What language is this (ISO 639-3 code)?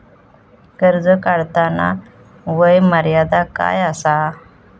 mar